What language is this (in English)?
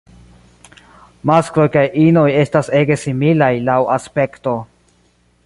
Esperanto